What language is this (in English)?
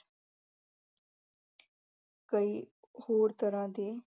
Punjabi